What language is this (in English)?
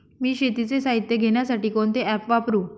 Marathi